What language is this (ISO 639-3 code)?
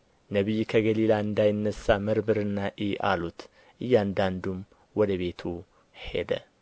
amh